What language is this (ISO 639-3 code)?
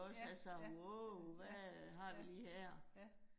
dan